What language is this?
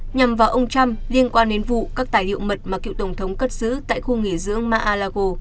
Vietnamese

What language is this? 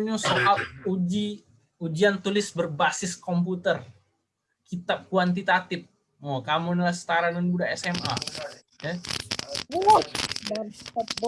Indonesian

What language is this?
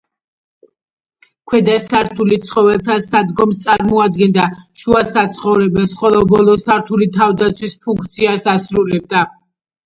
Georgian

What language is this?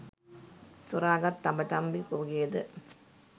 Sinhala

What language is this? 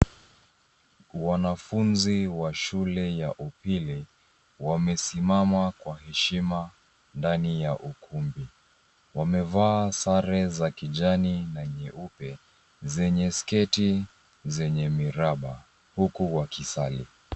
Swahili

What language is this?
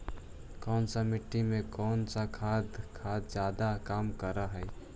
Magahi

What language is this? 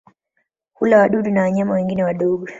Swahili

